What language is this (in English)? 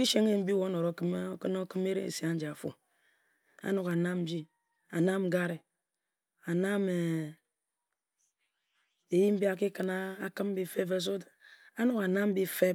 Ejagham